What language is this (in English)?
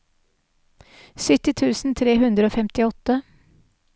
Norwegian